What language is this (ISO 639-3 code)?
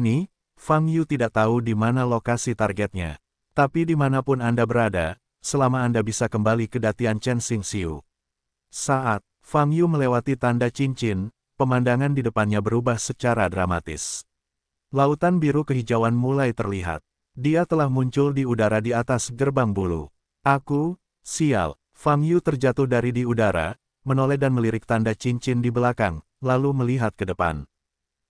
ind